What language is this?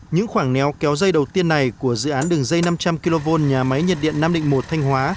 Vietnamese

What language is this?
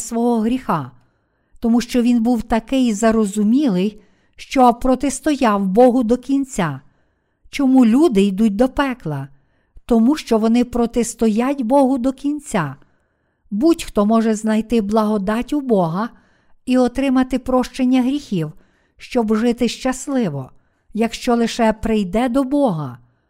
Ukrainian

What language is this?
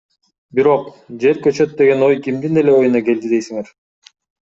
Kyrgyz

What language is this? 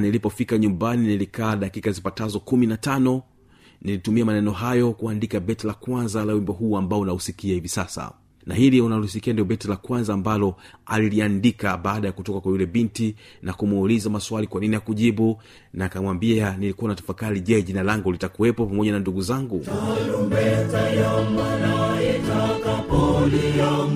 Swahili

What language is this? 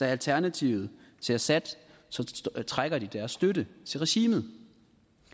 Danish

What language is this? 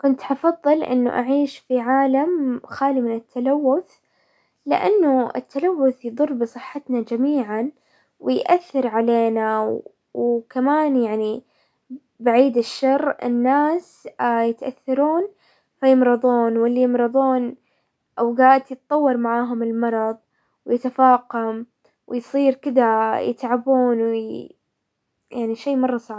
Hijazi Arabic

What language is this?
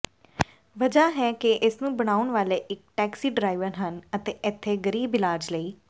Punjabi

